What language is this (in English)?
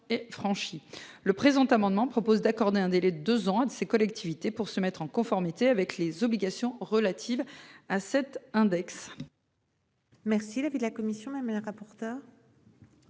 French